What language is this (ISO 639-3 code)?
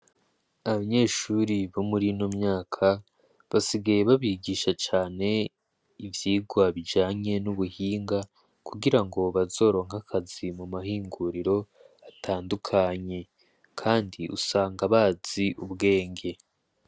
run